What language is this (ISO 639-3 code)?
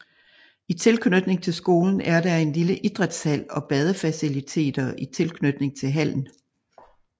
dan